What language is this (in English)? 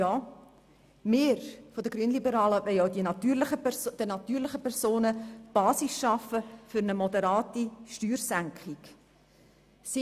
Swiss German